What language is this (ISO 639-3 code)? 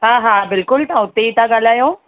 snd